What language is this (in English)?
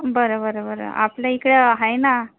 Marathi